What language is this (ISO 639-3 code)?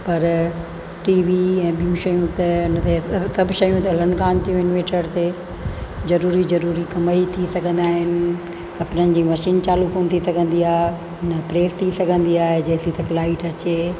snd